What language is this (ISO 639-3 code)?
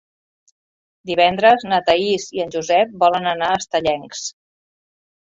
cat